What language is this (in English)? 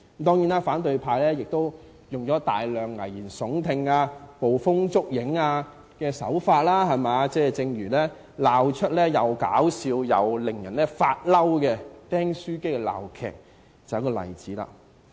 Cantonese